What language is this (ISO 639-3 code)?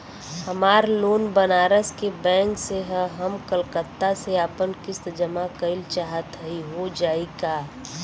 bho